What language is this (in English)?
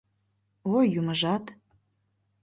Mari